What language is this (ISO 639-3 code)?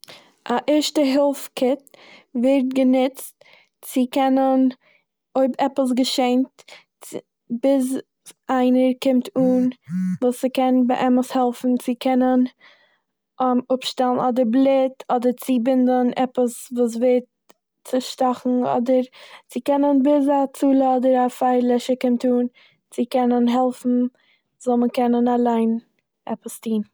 yid